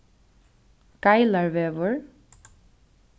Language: Faroese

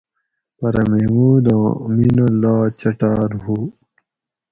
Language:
Gawri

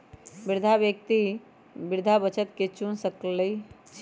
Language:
Magahi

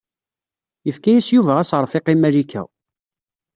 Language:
Kabyle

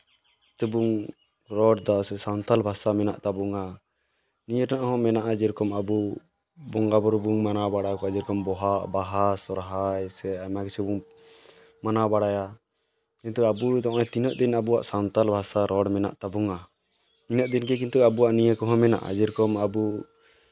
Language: Santali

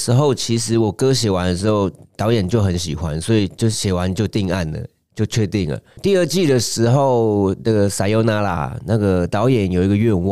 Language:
Chinese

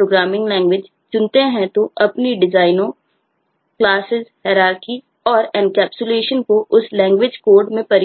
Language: Hindi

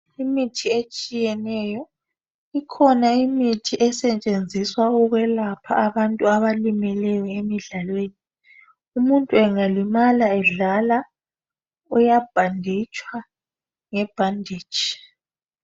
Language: North Ndebele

